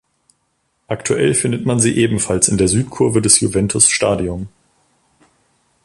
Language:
German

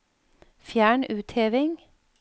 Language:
Norwegian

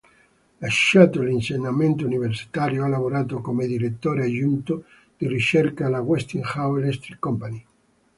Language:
Italian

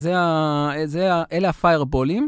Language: Hebrew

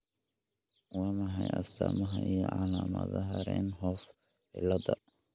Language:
Somali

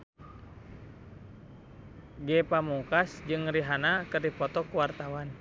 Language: Sundanese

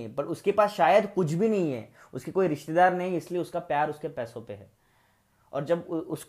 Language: Hindi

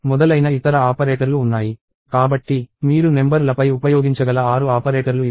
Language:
Telugu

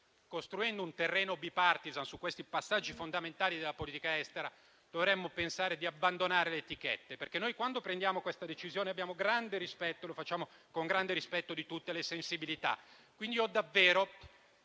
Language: Italian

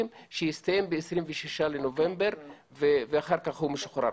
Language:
Hebrew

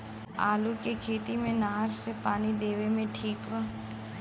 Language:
Bhojpuri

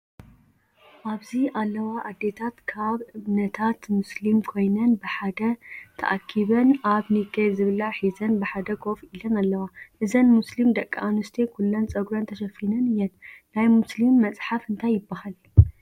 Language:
Tigrinya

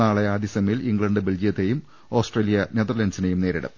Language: Malayalam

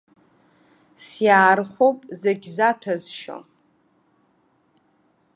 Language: Abkhazian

